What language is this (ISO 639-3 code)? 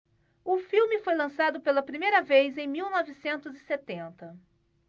por